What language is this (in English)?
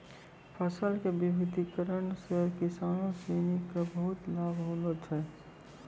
Maithili